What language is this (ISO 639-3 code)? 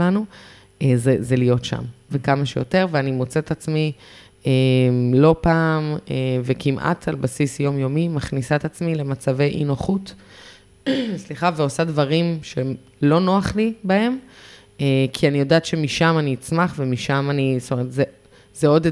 heb